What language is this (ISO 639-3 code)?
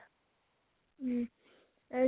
asm